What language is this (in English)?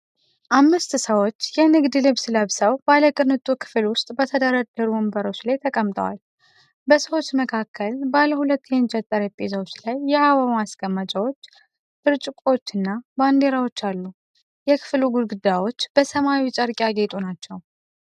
Amharic